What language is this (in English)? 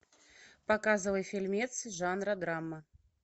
Russian